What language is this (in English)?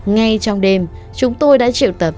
Vietnamese